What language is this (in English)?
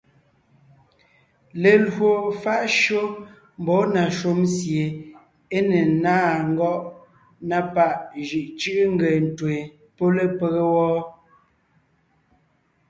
Ngiemboon